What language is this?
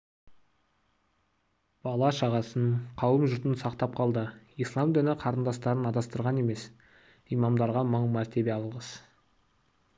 Kazakh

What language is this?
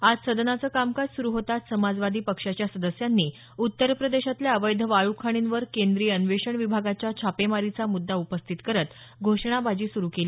Marathi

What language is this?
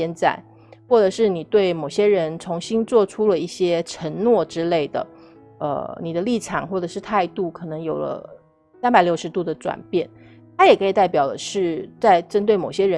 Chinese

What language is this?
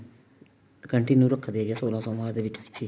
Punjabi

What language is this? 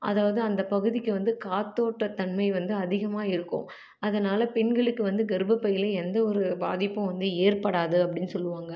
Tamil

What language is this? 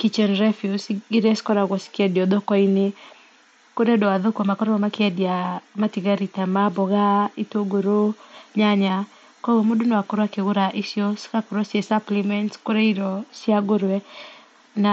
Kikuyu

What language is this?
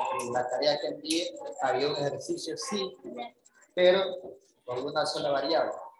Spanish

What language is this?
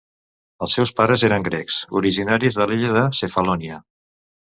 Catalan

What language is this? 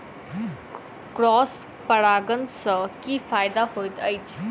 Maithili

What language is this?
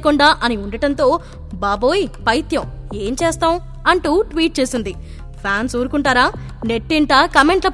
Telugu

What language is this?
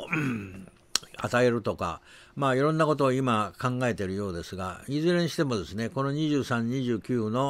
Japanese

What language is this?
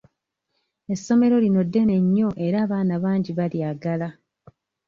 Ganda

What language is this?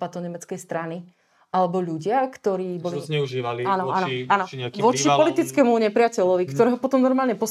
Slovak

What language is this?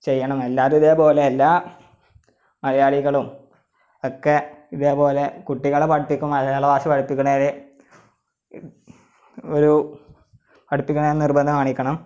Malayalam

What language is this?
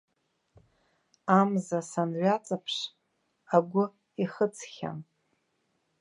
Abkhazian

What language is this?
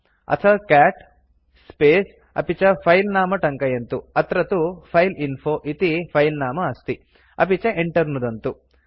Sanskrit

